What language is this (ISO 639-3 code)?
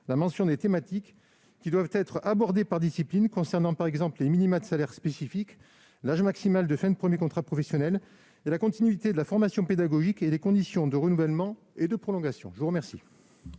fra